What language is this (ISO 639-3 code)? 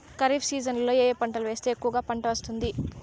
tel